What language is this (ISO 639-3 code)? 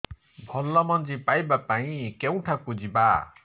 ori